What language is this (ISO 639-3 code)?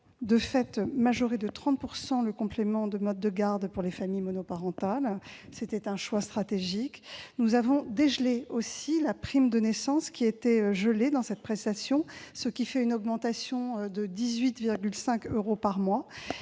fra